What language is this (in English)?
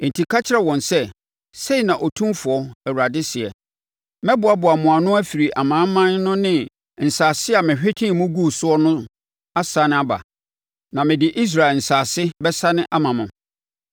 Akan